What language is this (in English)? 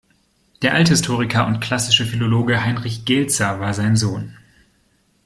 German